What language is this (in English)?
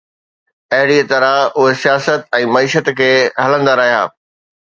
Sindhi